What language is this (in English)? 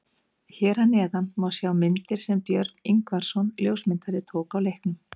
Icelandic